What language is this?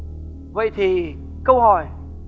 Vietnamese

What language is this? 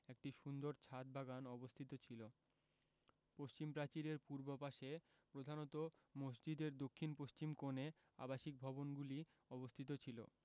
Bangla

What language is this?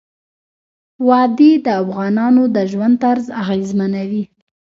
Pashto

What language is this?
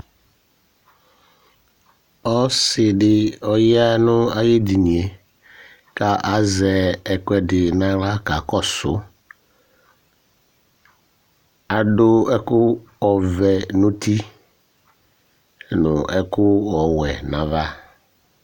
Ikposo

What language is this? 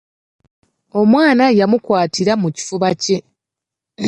Ganda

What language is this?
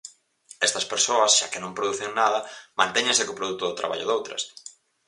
Galician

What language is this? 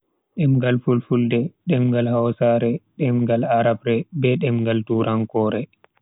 Bagirmi Fulfulde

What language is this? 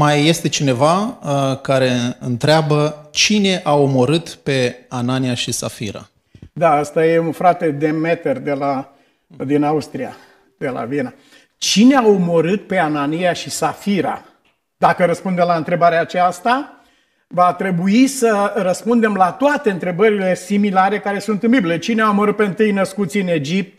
Romanian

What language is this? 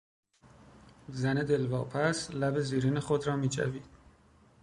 Persian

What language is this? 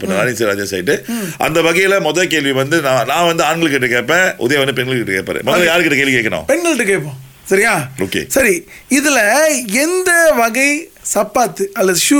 Tamil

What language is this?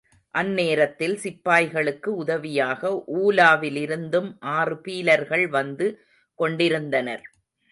Tamil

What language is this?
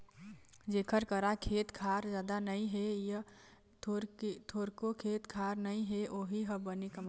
Chhattisgarhi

